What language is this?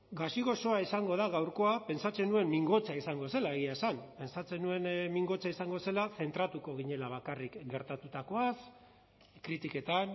Basque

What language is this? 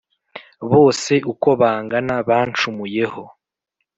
Kinyarwanda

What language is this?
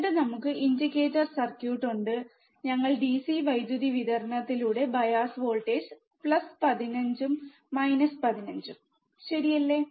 Malayalam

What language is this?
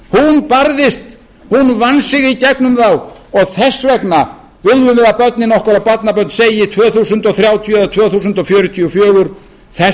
Icelandic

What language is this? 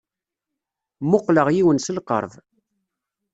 Kabyle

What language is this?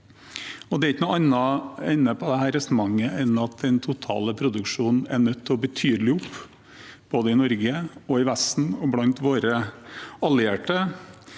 Norwegian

